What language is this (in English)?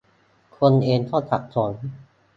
Thai